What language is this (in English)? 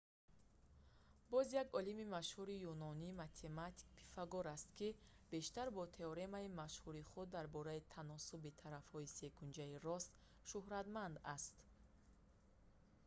Tajik